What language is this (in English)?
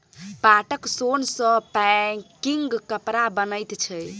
Maithili